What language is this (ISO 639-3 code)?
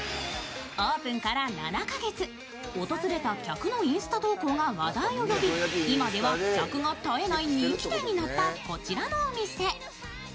jpn